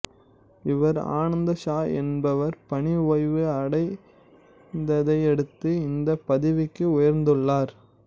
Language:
Tamil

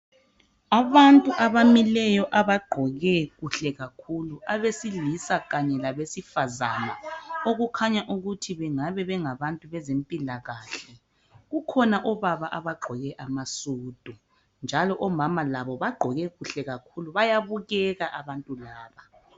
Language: North Ndebele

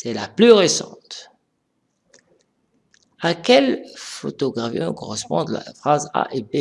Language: French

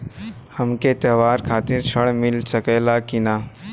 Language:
Bhojpuri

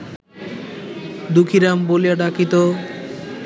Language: Bangla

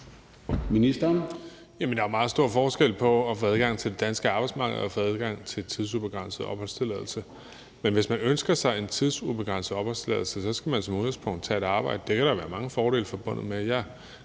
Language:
Danish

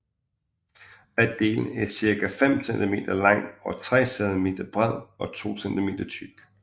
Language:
Danish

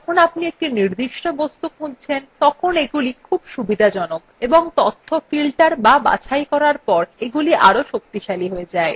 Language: Bangla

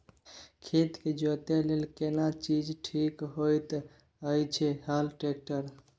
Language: Maithili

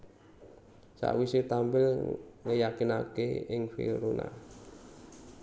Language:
Javanese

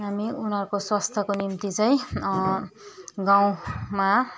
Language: Nepali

